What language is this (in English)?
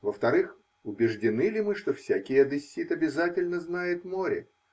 Russian